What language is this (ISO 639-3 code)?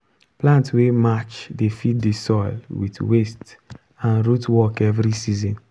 pcm